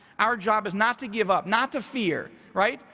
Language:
English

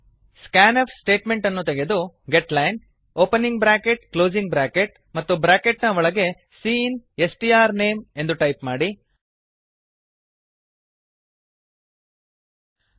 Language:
Kannada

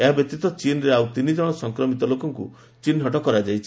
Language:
Odia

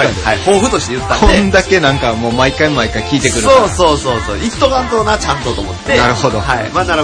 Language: Japanese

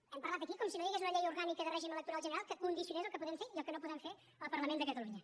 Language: Catalan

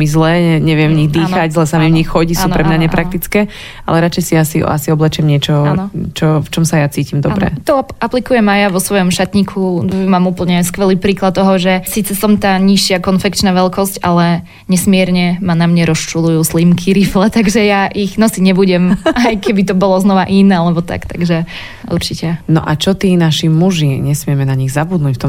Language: Slovak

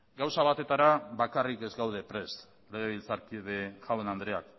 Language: Basque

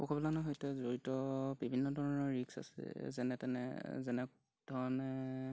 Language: Assamese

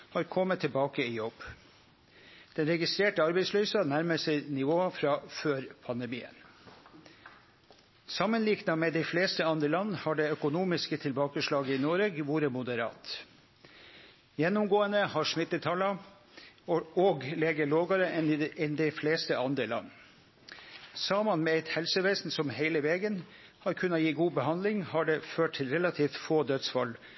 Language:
Norwegian Nynorsk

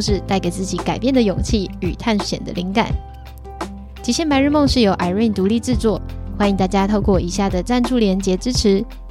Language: Chinese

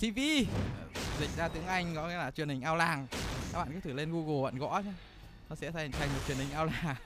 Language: Vietnamese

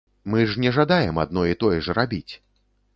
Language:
Belarusian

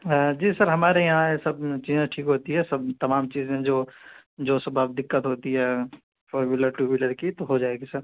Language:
Urdu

